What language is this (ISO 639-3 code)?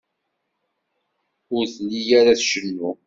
kab